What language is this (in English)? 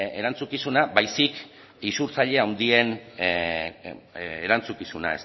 Basque